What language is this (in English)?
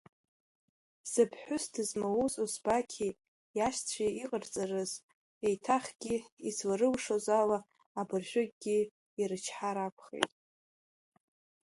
Abkhazian